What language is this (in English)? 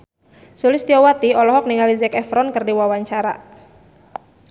Sundanese